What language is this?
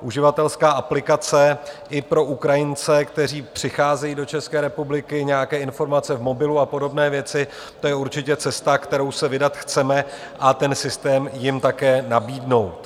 Czech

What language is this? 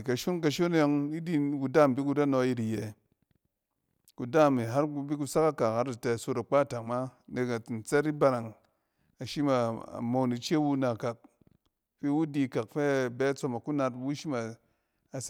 Cen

